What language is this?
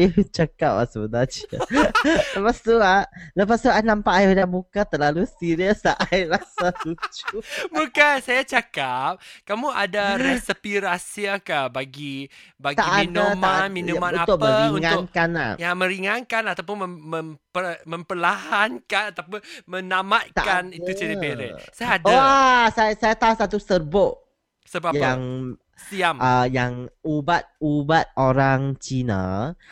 Malay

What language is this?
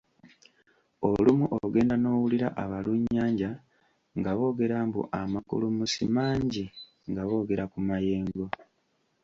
Ganda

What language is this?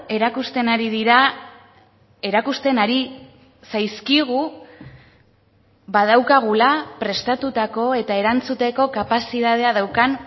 Basque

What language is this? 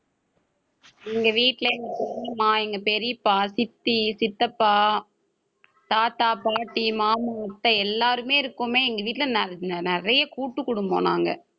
Tamil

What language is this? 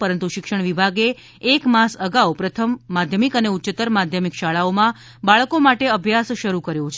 Gujarati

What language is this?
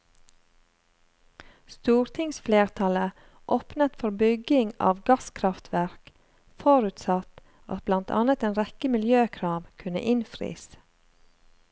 Norwegian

